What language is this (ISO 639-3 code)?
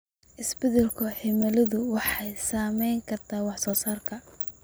som